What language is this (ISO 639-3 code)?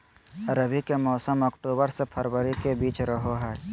mag